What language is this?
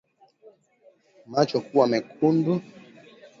Swahili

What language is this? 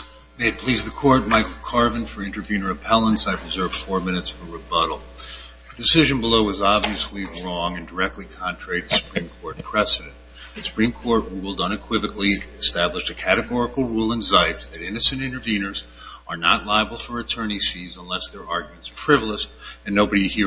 English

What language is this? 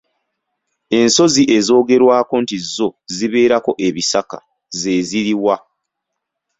Ganda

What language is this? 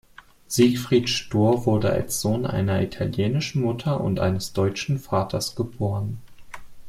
German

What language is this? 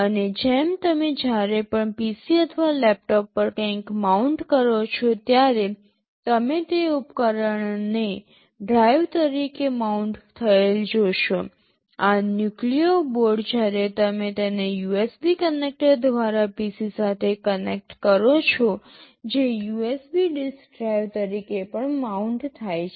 Gujarati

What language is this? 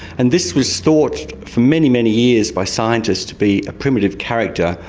English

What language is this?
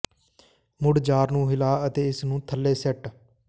Punjabi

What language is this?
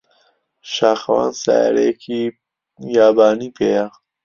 Central Kurdish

